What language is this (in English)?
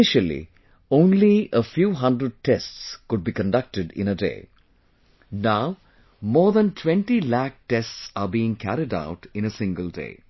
English